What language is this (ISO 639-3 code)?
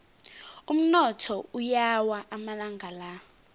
nbl